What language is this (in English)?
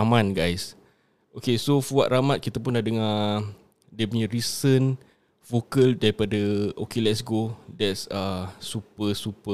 Malay